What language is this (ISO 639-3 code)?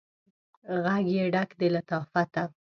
pus